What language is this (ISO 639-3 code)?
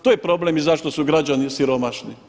hrv